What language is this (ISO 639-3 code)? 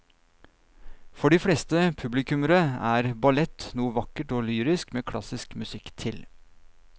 nor